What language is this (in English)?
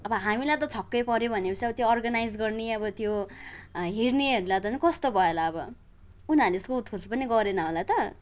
Nepali